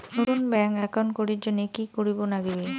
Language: Bangla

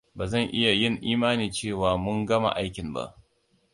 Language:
Hausa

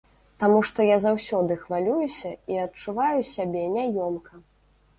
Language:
Belarusian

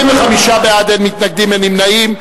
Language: Hebrew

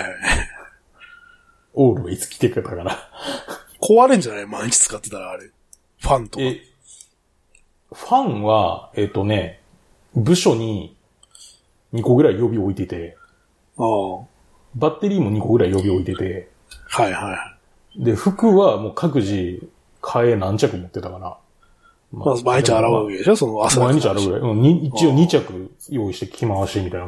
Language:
Japanese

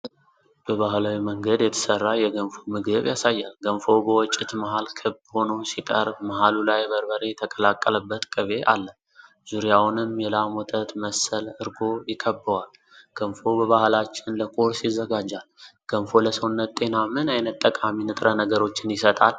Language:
Amharic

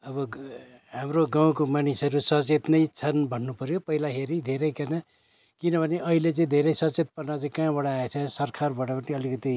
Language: Nepali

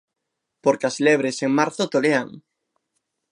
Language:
Galician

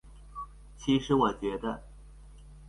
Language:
Chinese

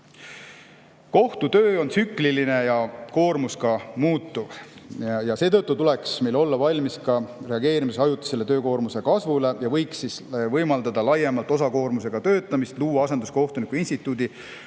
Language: Estonian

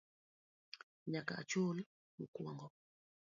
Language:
Luo (Kenya and Tanzania)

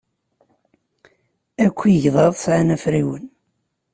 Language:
Kabyle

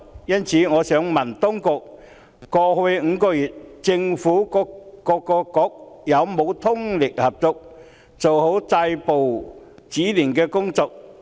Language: Cantonese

